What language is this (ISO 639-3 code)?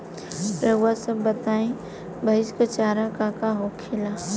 bho